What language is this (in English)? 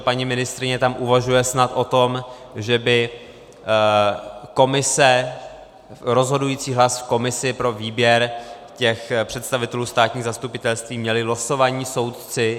Czech